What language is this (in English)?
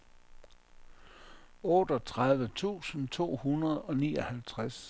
Danish